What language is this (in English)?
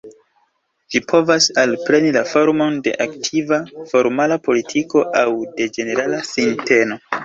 Esperanto